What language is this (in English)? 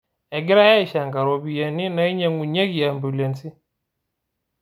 Masai